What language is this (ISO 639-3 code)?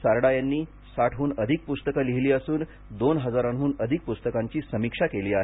mar